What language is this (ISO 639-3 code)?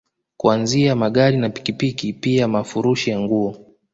swa